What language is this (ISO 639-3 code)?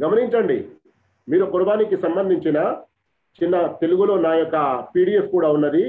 tel